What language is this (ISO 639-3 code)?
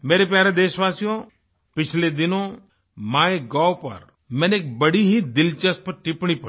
hin